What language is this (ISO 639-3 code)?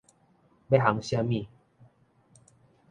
nan